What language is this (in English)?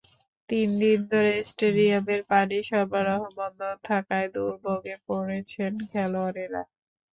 Bangla